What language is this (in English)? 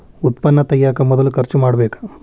Kannada